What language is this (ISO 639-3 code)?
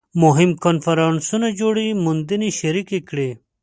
pus